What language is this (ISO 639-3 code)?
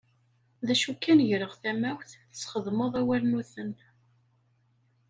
kab